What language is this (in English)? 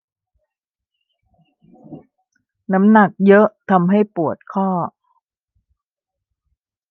Thai